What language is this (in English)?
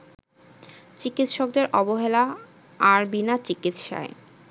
Bangla